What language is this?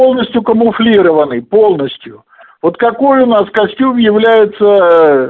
Russian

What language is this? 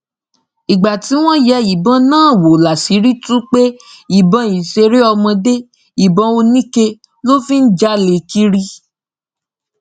Yoruba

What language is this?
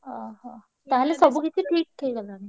Odia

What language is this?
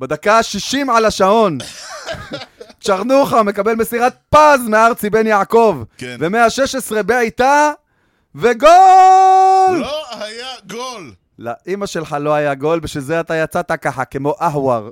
Hebrew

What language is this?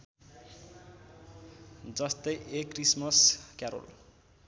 Nepali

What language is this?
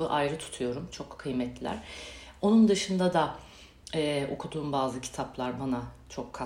Turkish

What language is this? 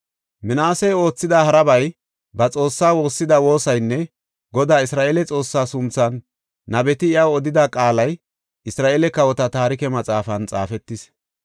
Gofa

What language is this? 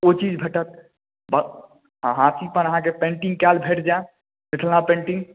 Maithili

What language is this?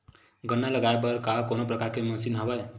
Chhattisgarhi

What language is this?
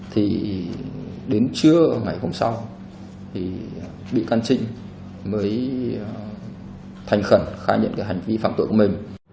Vietnamese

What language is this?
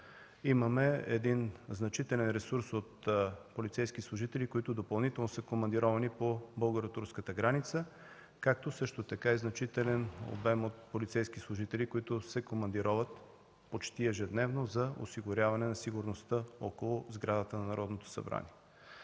Bulgarian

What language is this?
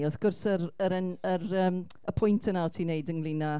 Welsh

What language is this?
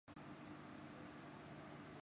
Urdu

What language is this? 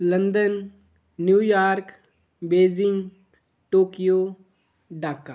Dogri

